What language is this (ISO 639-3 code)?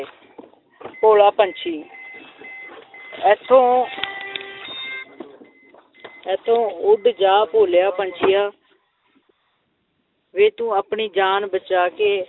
pan